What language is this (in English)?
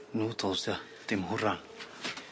Welsh